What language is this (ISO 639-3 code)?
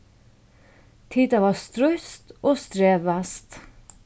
fao